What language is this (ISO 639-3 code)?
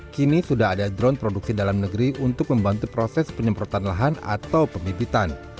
ind